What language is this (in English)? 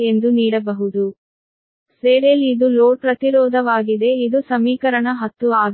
Kannada